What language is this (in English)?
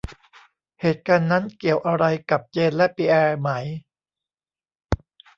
Thai